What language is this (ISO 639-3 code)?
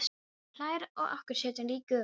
isl